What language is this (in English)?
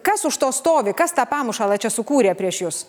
Lithuanian